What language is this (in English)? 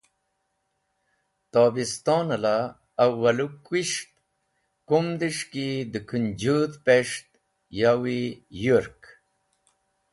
Wakhi